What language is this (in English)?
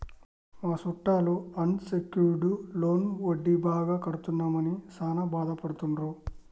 Telugu